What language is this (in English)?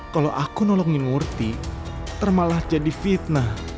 Indonesian